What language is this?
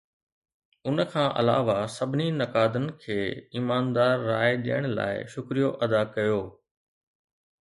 Sindhi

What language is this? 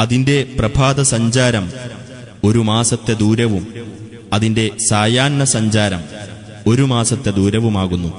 Malayalam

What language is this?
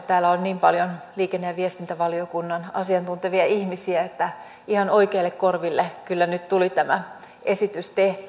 Finnish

